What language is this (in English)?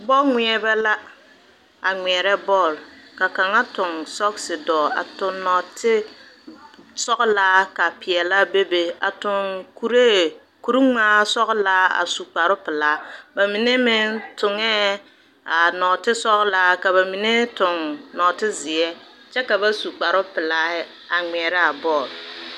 Southern Dagaare